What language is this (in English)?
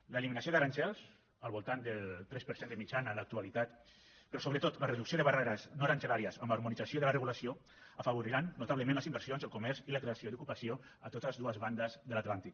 Catalan